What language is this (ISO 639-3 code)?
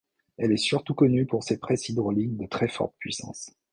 fra